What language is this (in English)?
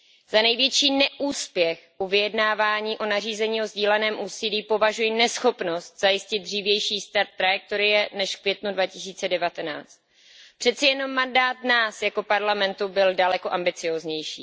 Czech